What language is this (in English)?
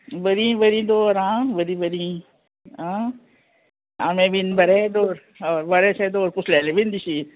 Konkani